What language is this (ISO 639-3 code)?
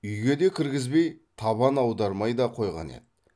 kaz